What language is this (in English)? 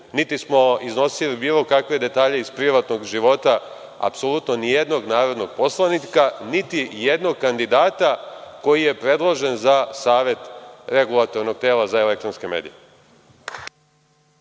Serbian